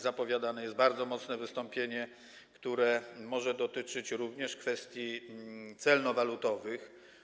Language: Polish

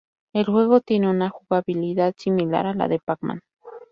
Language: Spanish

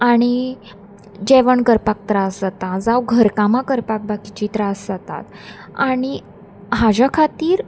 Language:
Konkani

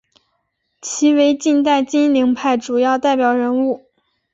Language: Chinese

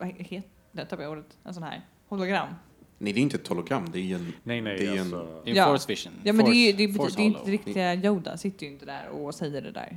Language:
Swedish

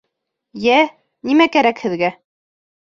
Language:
Bashkir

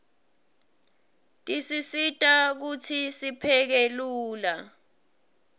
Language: Swati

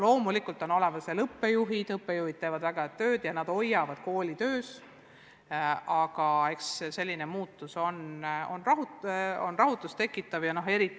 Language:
Estonian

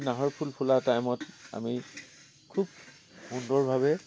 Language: Assamese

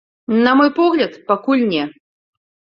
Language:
Belarusian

